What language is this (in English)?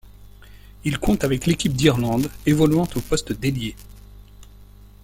French